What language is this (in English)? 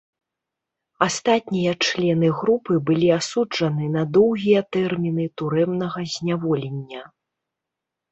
Belarusian